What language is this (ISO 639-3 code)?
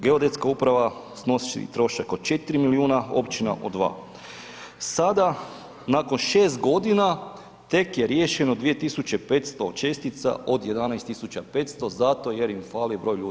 hrv